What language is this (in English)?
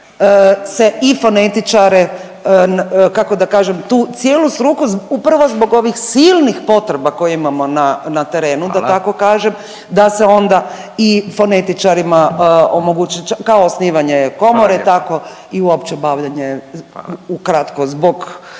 Croatian